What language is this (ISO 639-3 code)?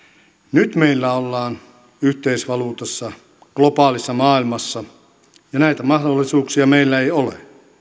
fin